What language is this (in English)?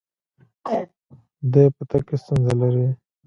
Pashto